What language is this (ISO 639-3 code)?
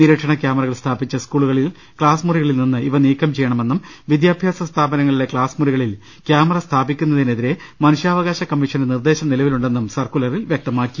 mal